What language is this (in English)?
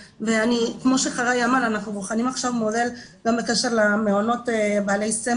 Hebrew